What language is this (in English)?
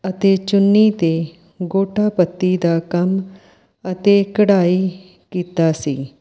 Punjabi